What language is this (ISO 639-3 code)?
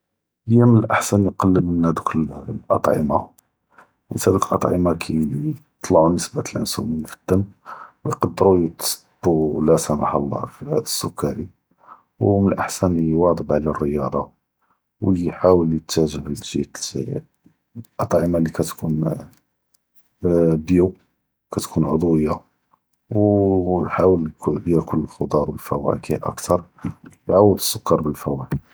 jrb